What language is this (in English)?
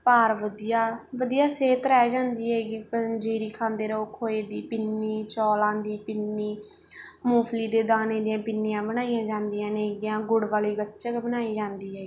Punjabi